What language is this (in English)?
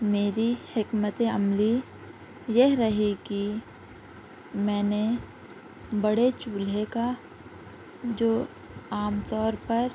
Urdu